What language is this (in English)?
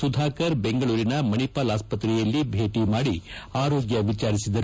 Kannada